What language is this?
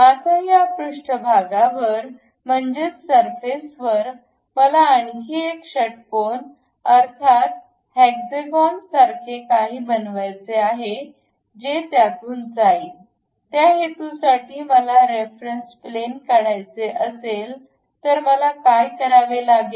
Marathi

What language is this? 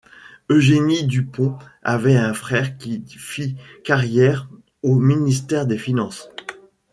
French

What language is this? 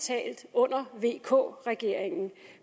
Danish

